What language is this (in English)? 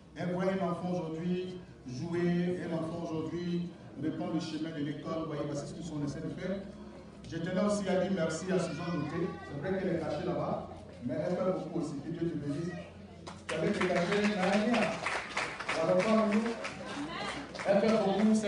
French